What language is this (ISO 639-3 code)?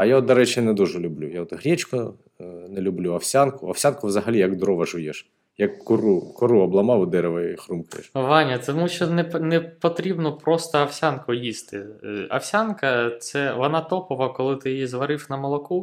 ukr